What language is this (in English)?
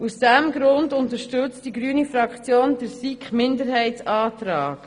Swiss German